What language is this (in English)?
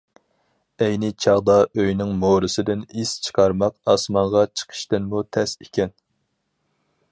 Uyghur